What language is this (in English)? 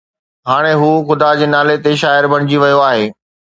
Sindhi